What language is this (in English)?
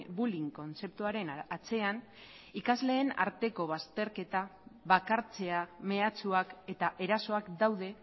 Basque